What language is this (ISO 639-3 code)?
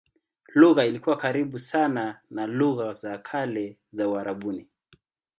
swa